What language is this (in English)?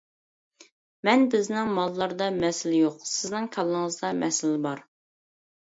Uyghur